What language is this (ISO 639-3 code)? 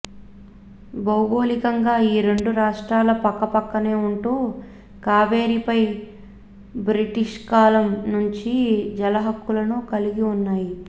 tel